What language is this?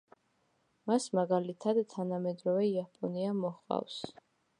Georgian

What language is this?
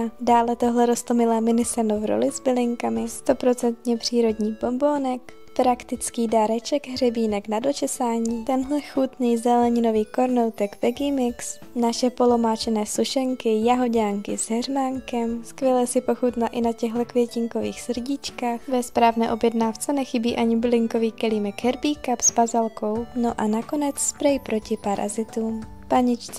Czech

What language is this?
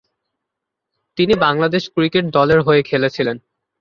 Bangla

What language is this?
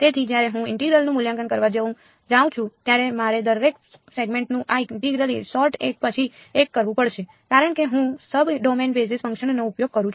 Gujarati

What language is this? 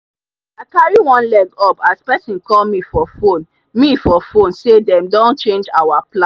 Nigerian Pidgin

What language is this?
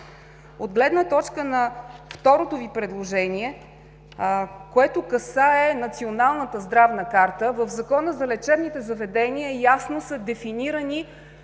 Bulgarian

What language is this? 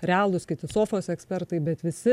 Lithuanian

